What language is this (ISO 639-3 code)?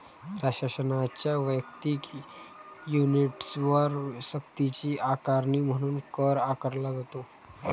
mar